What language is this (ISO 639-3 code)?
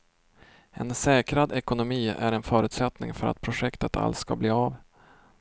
swe